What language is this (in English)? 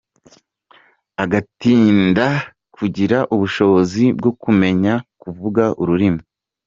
Kinyarwanda